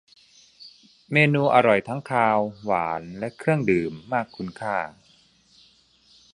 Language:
Thai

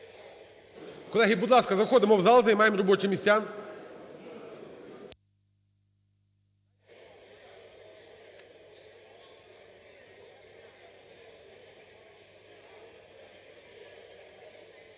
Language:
Ukrainian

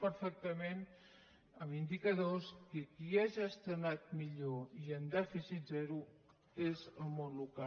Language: Catalan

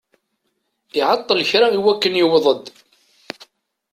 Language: Kabyle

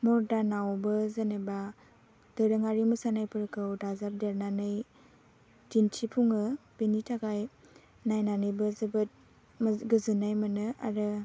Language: Bodo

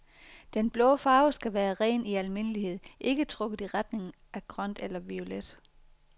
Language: Danish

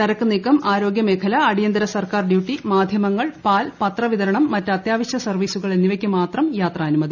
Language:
Malayalam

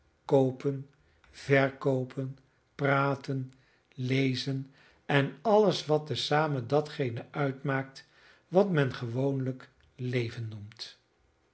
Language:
Dutch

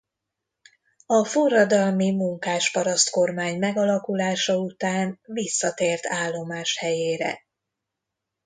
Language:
Hungarian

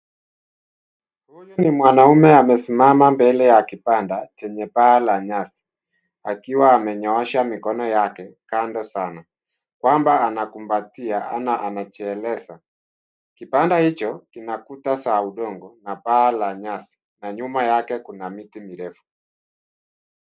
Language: Swahili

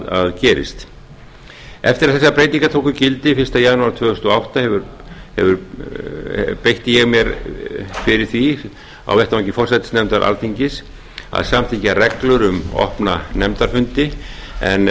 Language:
Icelandic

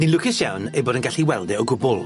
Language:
Welsh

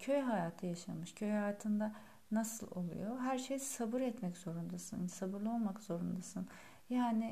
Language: Turkish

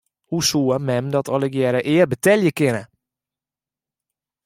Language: Western Frisian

